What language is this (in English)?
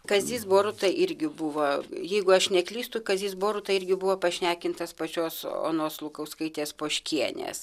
Lithuanian